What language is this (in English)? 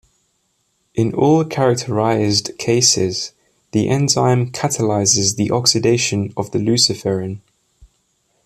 English